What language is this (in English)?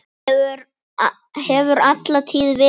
Icelandic